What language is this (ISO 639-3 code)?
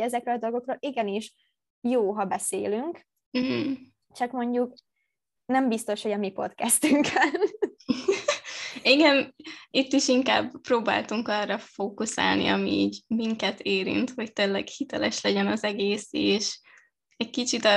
hun